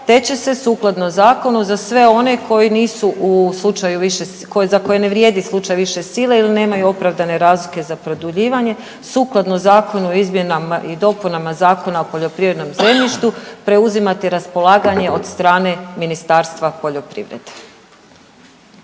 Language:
Croatian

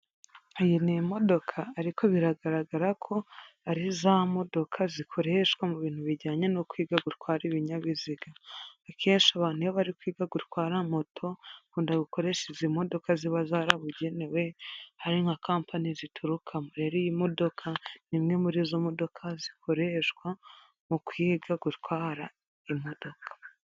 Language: Kinyarwanda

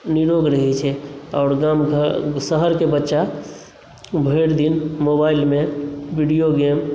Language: Maithili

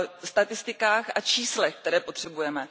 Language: Czech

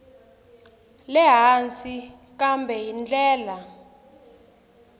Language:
Tsonga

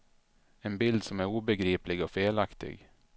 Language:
Swedish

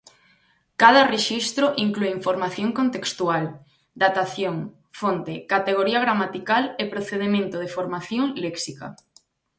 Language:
Galician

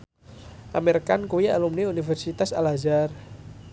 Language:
Javanese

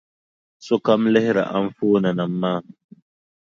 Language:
Dagbani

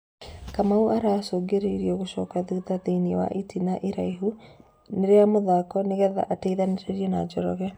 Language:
Kikuyu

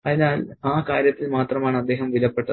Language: Malayalam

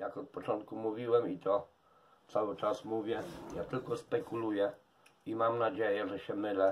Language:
Polish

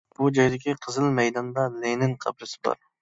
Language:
Uyghur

